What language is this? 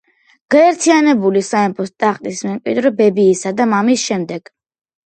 Georgian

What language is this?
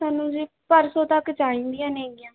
Punjabi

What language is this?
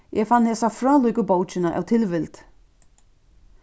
Faroese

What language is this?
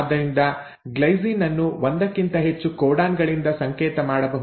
Kannada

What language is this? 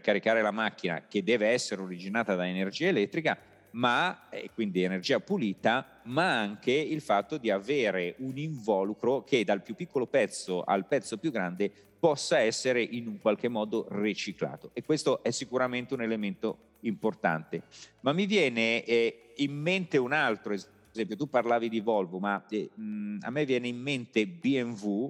Italian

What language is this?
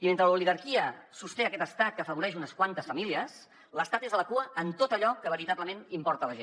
Catalan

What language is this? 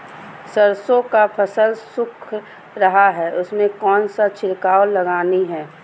Magahi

